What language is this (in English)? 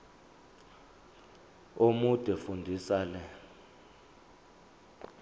Zulu